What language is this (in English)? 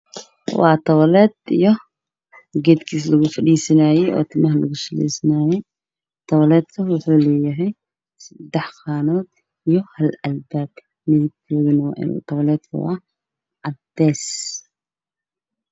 Somali